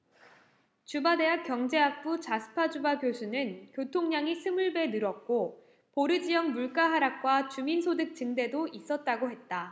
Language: Korean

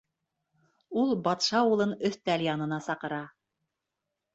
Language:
Bashkir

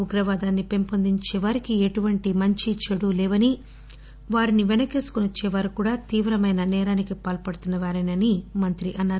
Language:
Telugu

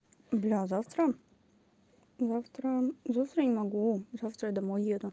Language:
Russian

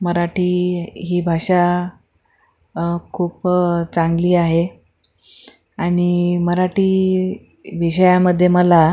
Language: Marathi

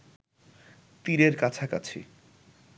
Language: Bangla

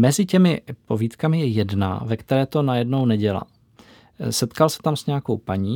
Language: Czech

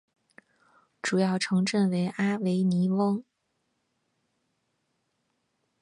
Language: Chinese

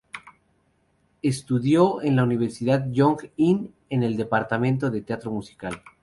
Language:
Spanish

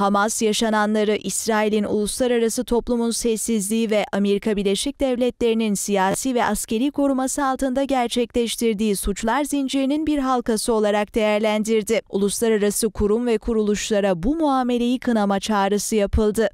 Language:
Turkish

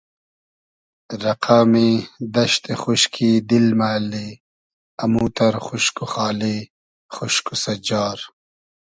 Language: Hazaragi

